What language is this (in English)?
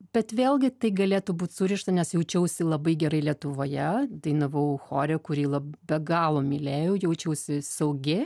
Lithuanian